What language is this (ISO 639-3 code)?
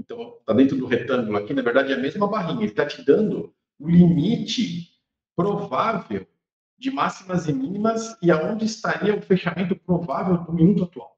por